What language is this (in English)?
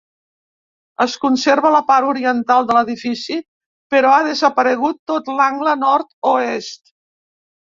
Catalan